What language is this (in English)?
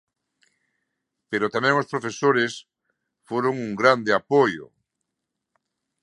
Galician